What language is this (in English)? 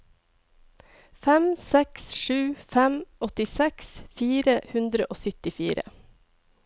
Norwegian